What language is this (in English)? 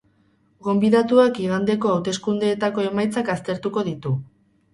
Basque